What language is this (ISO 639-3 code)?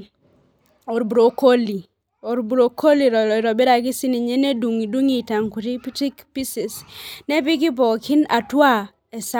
mas